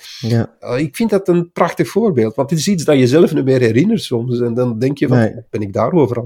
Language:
Dutch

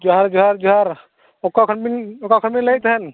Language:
Santali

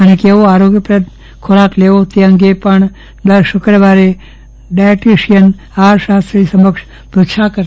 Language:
Gujarati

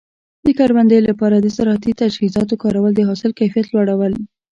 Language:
Pashto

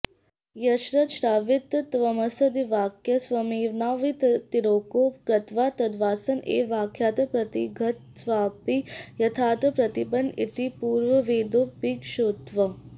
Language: Sanskrit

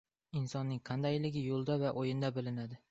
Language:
Uzbek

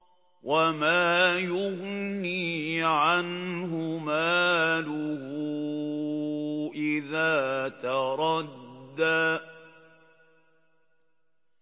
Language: Arabic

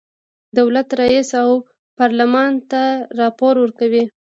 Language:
Pashto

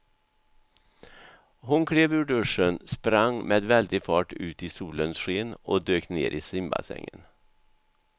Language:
Swedish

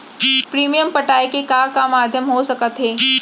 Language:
Chhattisgarhi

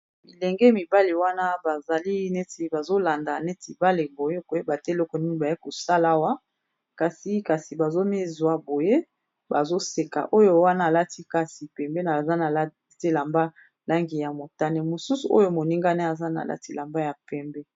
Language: Lingala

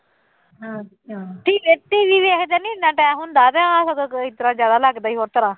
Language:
Punjabi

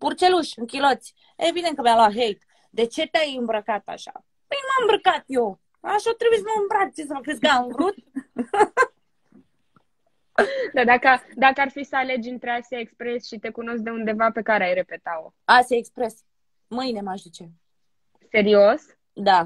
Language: Romanian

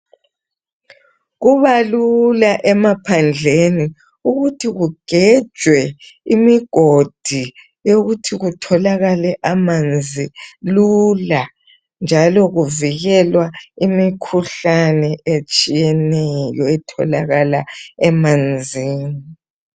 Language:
North Ndebele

